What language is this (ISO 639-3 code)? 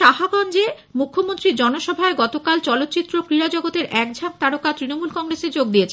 ben